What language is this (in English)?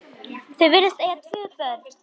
Icelandic